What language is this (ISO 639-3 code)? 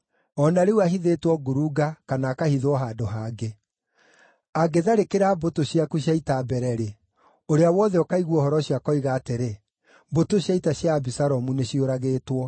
kik